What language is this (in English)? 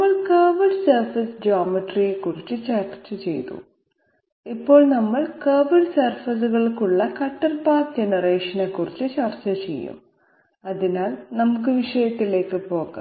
Malayalam